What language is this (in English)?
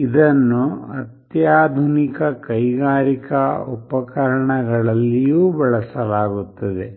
Kannada